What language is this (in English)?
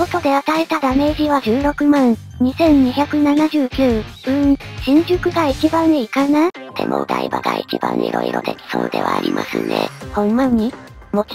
Japanese